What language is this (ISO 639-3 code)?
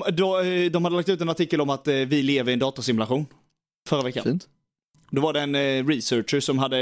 swe